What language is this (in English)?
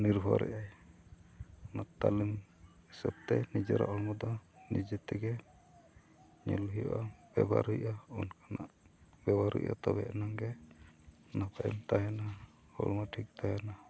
Santali